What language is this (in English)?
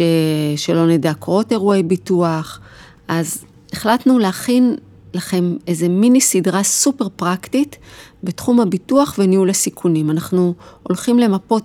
Hebrew